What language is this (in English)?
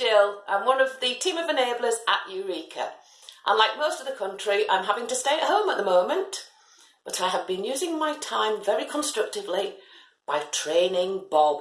English